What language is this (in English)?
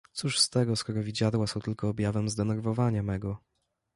Polish